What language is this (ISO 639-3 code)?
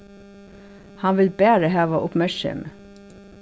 fao